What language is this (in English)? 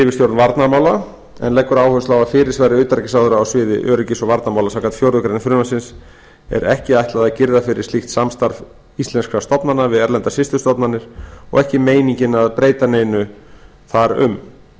Icelandic